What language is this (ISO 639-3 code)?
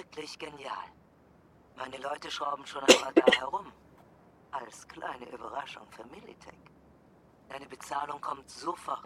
deu